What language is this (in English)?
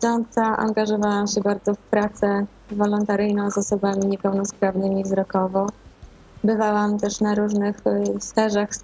Polish